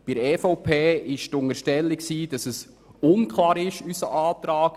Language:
Swiss German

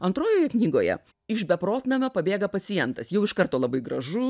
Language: Lithuanian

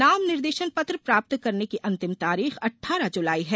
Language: Hindi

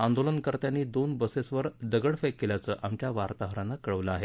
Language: Marathi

